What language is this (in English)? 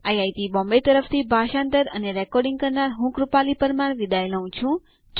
Gujarati